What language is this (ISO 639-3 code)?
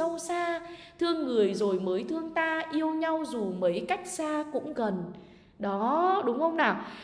vie